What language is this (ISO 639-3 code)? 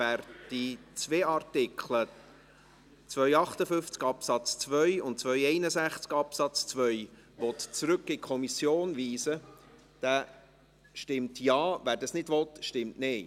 gsw